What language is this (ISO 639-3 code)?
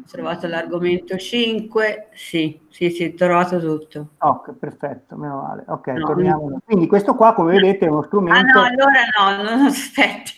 ita